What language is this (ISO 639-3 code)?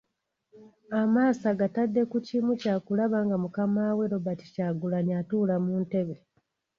lug